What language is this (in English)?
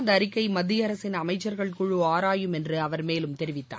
Tamil